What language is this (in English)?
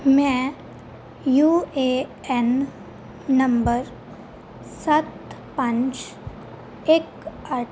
Punjabi